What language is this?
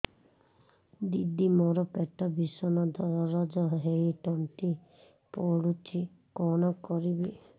Odia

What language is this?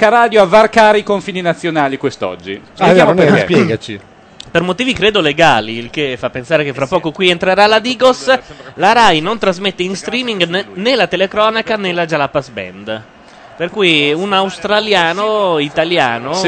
Italian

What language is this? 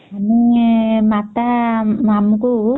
Odia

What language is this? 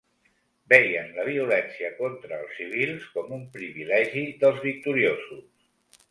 Catalan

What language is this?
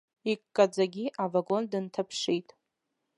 Abkhazian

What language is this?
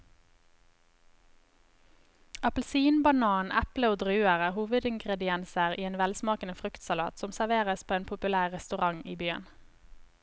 Norwegian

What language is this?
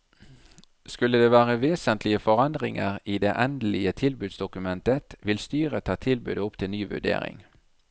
Norwegian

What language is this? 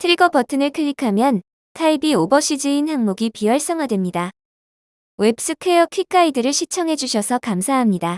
Korean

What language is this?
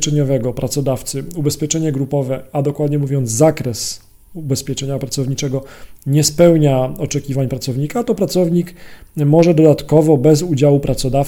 Polish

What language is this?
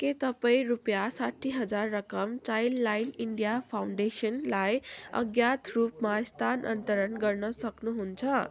Nepali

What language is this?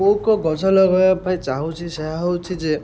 Odia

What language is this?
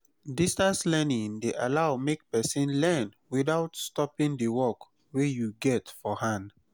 Nigerian Pidgin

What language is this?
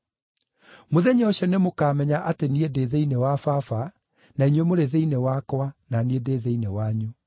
Kikuyu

